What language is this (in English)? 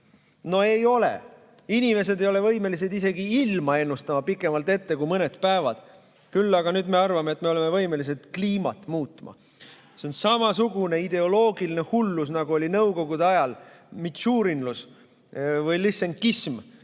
Estonian